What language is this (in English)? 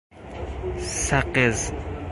Persian